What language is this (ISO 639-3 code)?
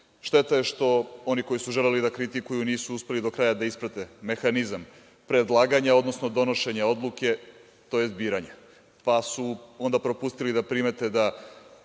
srp